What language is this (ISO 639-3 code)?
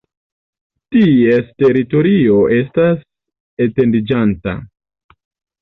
epo